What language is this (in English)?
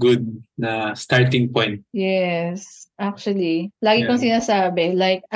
Filipino